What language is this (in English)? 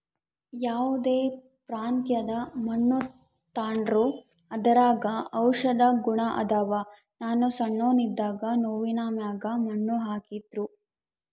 Kannada